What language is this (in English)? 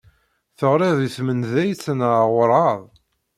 Kabyle